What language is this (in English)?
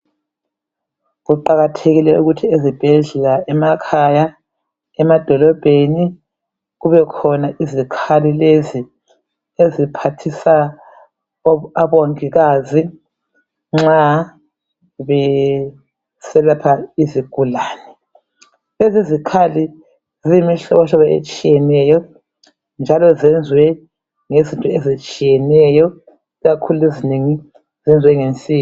North Ndebele